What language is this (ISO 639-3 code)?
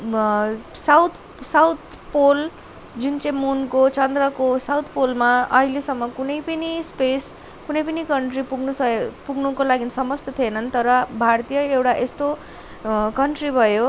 nep